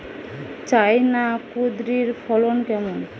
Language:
Bangla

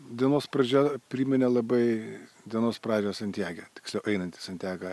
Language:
Lithuanian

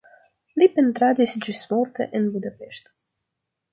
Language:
Esperanto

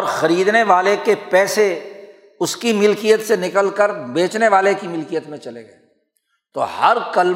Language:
Urdu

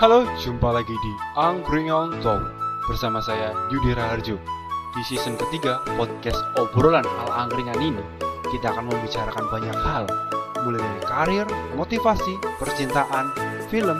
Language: Indonesian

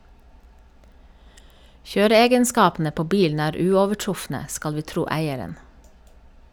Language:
Norwegian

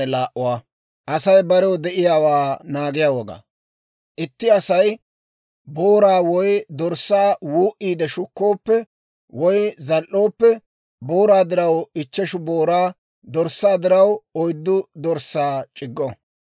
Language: Dawro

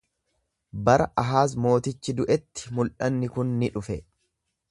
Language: Oromo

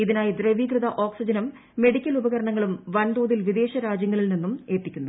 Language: Malayalam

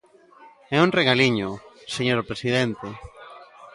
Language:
Galician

